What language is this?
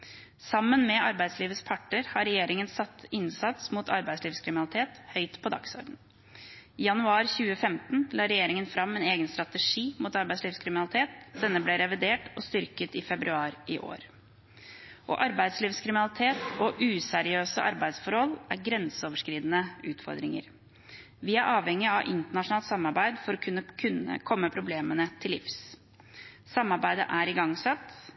Norwegian Bokmål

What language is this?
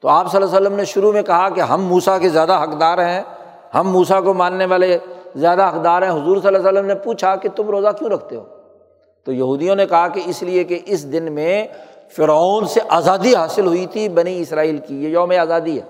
Urdu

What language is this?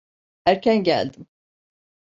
Turkish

